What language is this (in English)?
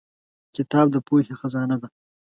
Pashto